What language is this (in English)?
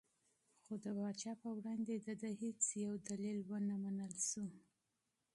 Pashto